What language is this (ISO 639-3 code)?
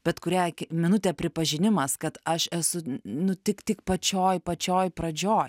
lit